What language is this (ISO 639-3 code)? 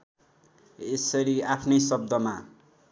nep